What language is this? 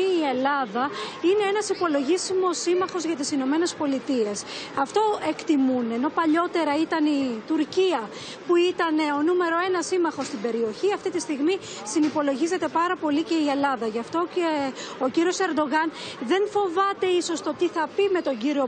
Greek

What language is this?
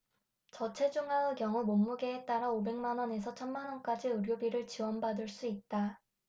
Korean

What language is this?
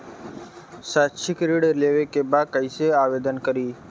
Bhojpuri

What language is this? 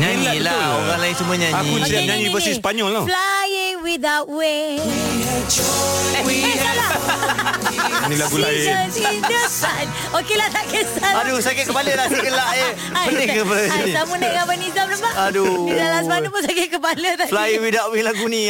Malay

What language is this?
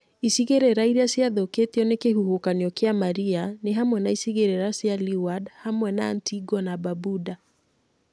Kikuyu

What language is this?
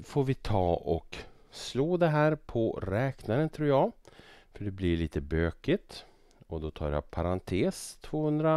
Swedish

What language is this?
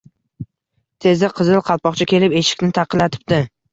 Uzbek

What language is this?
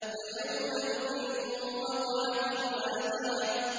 Arabic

